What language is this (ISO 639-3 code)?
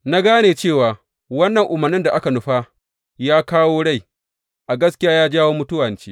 hau